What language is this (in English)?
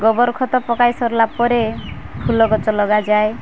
Odia